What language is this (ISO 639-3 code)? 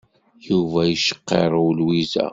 kab